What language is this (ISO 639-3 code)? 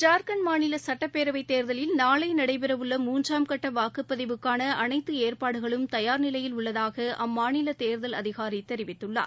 tam